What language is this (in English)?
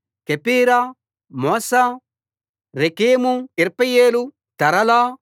Telugu